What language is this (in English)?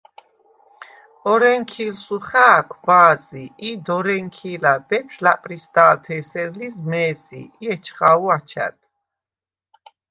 Svan